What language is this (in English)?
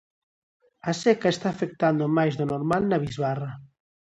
Galician